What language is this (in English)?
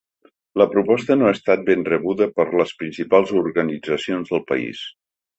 Catalan